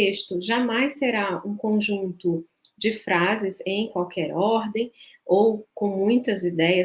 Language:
Portuguese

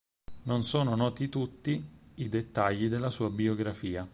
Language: Italian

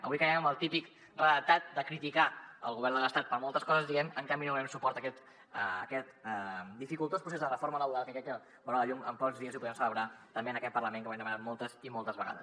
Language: Catalan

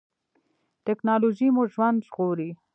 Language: Pashto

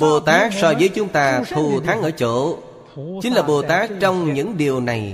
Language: Vietnamese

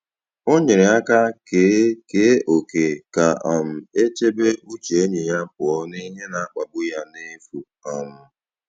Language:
Igbo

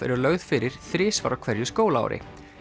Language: Icelandic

